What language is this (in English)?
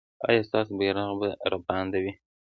Pashto